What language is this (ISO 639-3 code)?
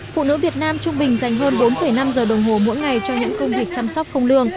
vie